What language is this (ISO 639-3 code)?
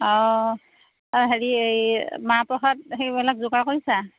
asm